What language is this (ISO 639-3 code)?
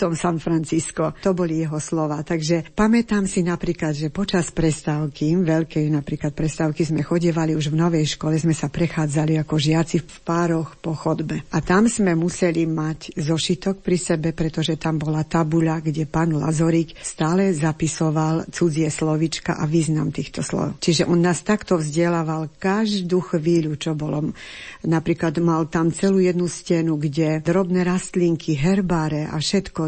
slk